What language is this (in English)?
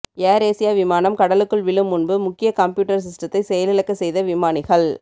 Tamil